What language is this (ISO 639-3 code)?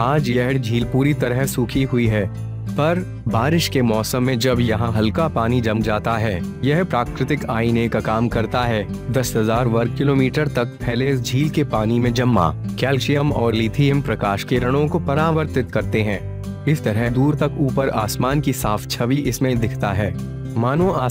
hin